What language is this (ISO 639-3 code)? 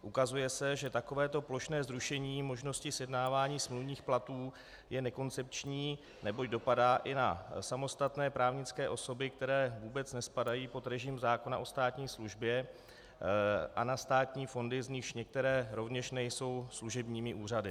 ces